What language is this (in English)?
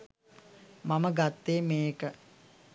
Sinhala